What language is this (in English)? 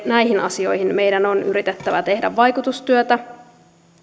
Finnish